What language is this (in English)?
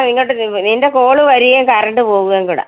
Malayalam